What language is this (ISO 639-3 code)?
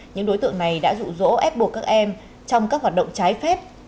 vie